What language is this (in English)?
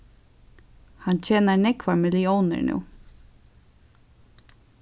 Faroese